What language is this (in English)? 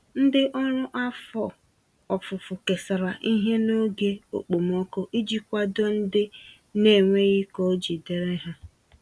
Igbo